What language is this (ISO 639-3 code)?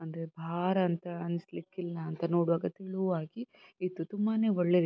kan